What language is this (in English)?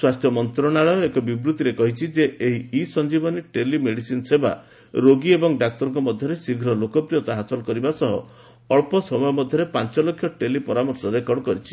Odia